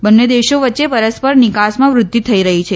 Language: Gujarati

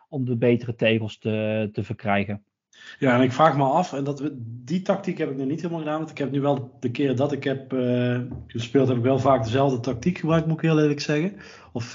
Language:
Dutch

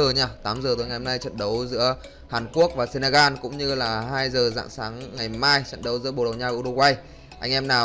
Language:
Vietnamese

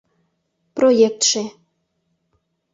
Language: Mari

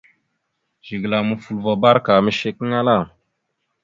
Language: Mada (Cameroon)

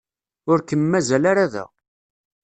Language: Kabyle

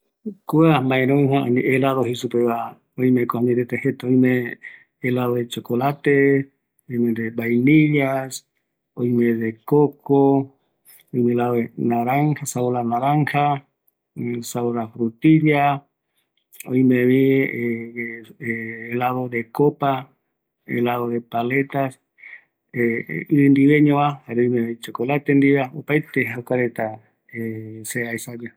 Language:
Eastern Bolivian Guaraní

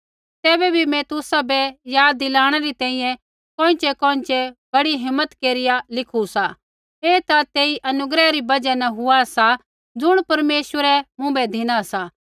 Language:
Kullu Pahari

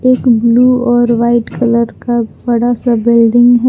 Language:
Hindi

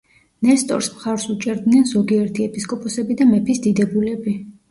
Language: Georgian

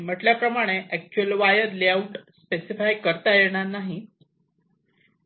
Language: Marathi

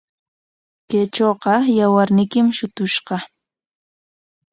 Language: Corongo Ancash Quechua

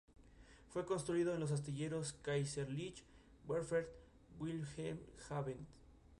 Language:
Spanish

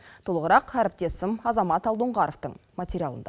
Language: Kazakh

